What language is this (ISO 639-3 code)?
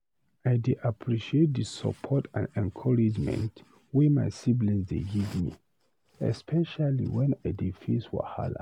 pcm